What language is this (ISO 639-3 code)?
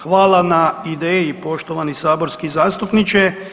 hrv